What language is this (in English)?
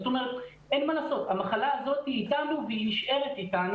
Hebrew